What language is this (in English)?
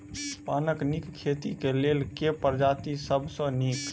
Maithili